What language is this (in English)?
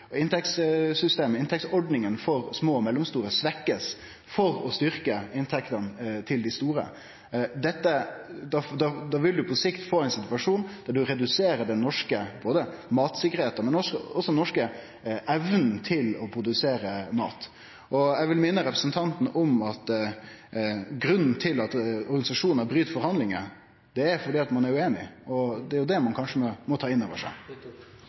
Norwegian Nynorsk